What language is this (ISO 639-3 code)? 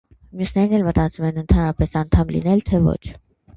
hye